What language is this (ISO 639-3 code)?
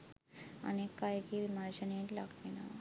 sin